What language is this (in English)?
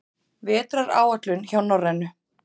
Icelandic